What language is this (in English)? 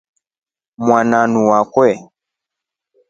Rombo